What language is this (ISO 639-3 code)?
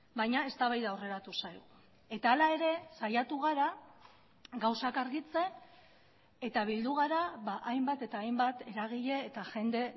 eus